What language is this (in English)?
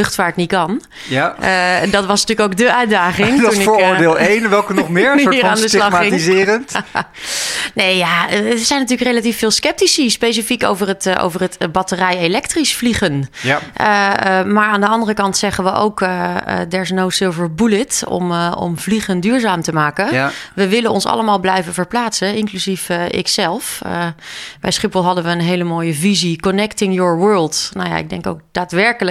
Dutch